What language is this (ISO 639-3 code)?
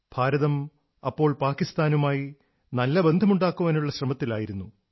mal